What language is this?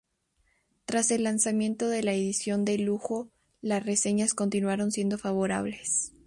Spanish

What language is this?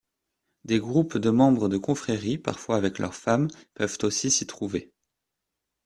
French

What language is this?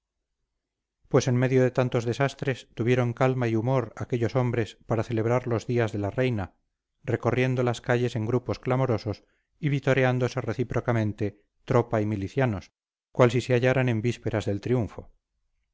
Spanish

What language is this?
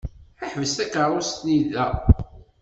Kabyle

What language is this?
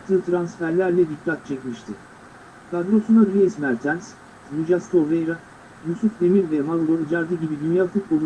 Turkish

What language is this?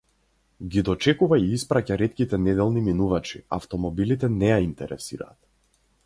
Macedonian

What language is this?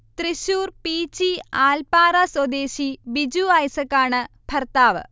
Malayalam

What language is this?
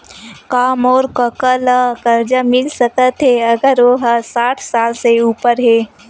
Chhattisgarhi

